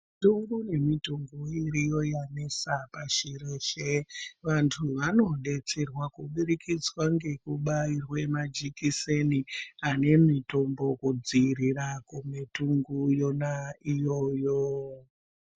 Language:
Ndau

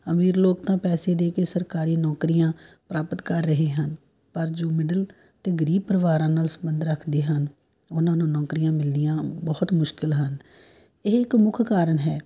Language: Punjabi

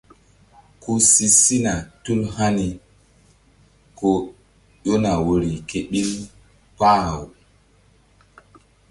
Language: Mbum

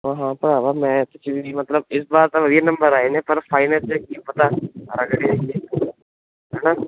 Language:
Punjabi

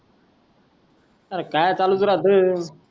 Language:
Marathi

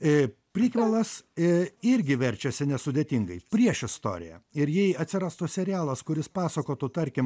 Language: Lithuanian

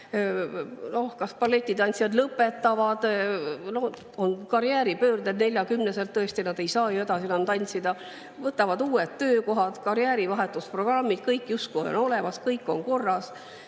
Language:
Estonian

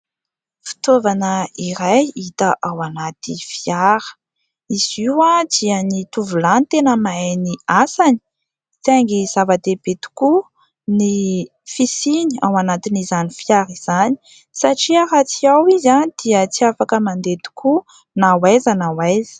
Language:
Malagasy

